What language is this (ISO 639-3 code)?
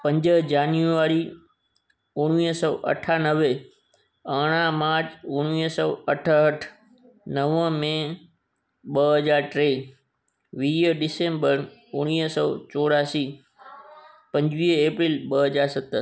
snd